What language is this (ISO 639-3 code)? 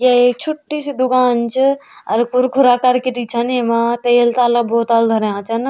gbm